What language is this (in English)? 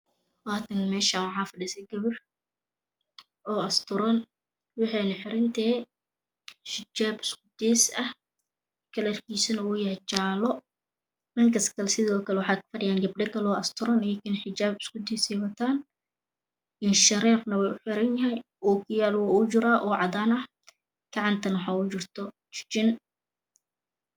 Somali